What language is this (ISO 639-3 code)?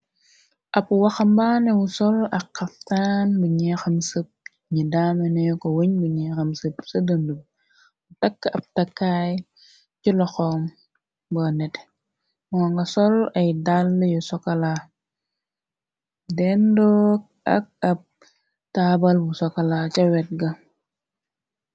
wol